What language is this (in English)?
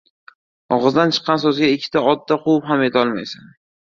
Uzbek